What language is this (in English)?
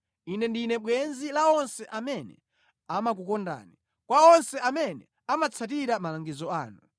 Nyanja